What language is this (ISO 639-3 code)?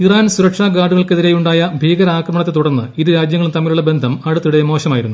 mal